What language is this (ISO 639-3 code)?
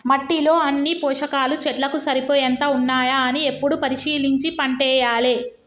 tel